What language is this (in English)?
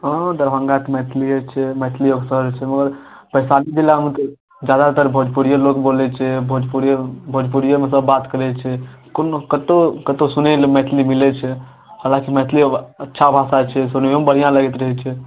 Maithili